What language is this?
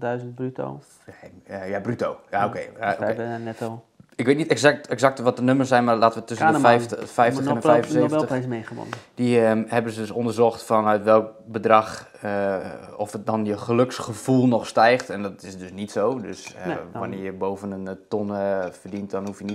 Dutch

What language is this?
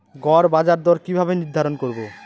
Bangla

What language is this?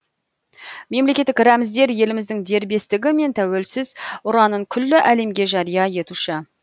Kazakh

